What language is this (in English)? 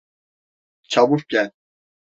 Turkish